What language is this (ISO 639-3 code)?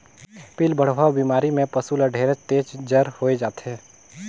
hne